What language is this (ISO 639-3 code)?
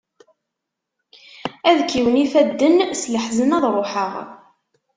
kab